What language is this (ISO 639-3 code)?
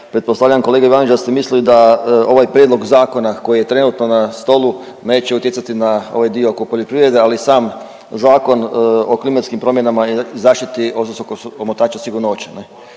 hrv